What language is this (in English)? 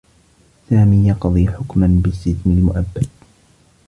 Arabic